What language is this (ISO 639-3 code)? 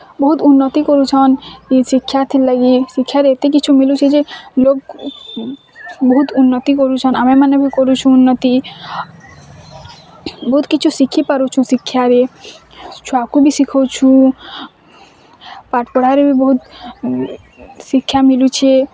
ori